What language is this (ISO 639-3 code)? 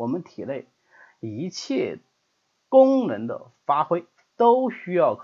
zho